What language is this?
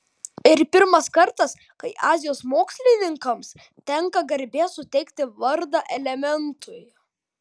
Lithuanian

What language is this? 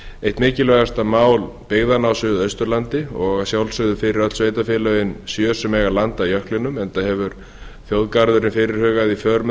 Icelandic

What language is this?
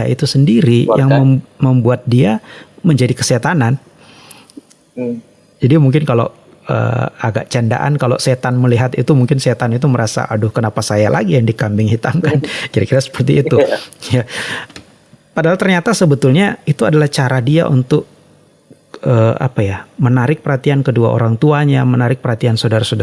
Indonesian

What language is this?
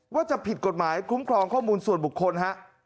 Thai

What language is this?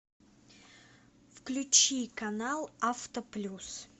Russian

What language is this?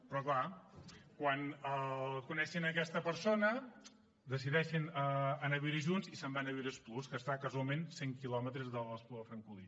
Catalan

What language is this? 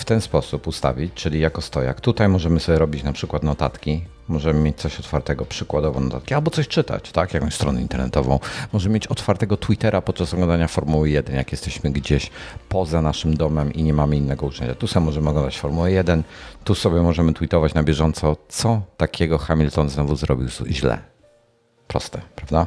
Polish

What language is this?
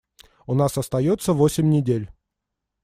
Russian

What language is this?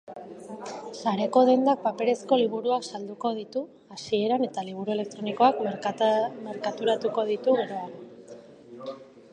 Basque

